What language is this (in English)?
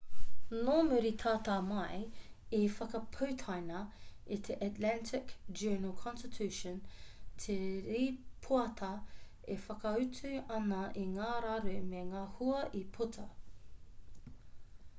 Māori